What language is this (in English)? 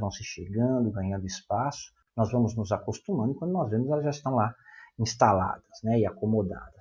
Portuguese